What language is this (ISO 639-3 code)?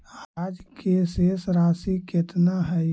mag